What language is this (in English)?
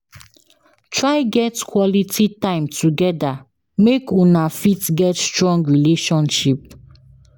Nigerian Pidgin